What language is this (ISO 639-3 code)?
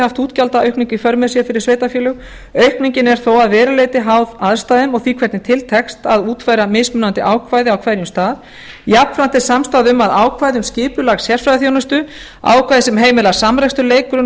isl